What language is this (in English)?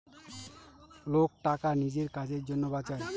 Bangla